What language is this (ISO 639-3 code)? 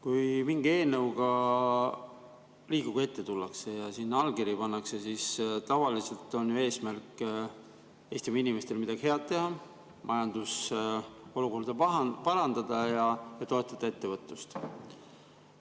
est